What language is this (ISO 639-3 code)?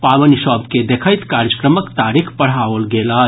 mai